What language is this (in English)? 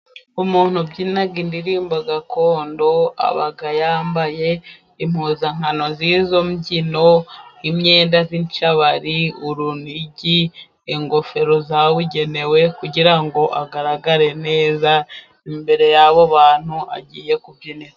Kinyarwanda